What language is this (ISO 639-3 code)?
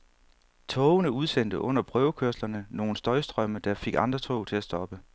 dan